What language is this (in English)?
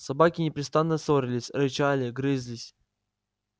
Russian